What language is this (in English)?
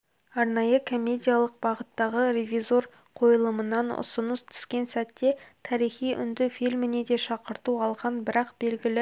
Kazakh